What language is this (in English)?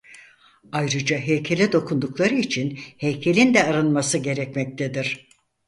Turkish